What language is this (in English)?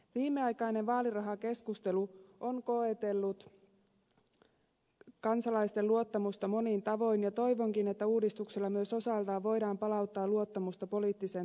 Finnish